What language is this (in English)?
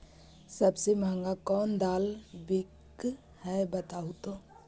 Magahi